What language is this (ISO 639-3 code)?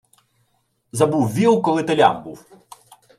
ukr